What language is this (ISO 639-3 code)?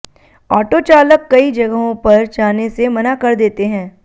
hin